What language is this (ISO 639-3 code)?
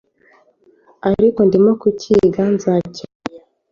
kin